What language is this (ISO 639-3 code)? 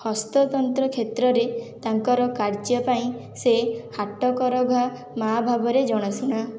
ori